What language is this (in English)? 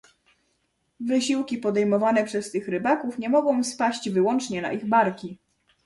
Polish